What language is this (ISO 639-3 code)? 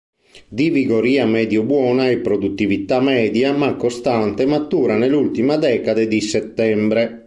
ita